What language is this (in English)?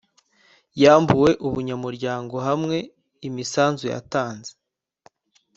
Kinyarwanda